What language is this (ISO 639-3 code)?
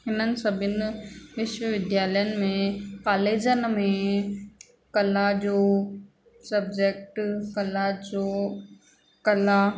snd